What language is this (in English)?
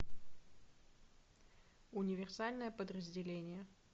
Russian